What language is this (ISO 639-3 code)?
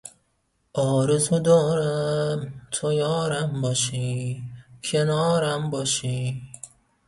fas